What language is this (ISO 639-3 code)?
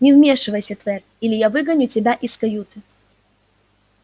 rus